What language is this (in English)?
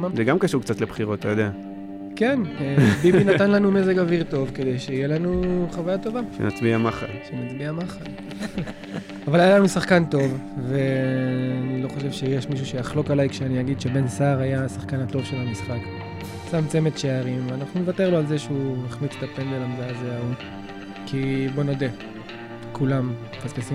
Hebrew